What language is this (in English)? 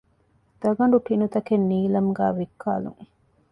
Divehi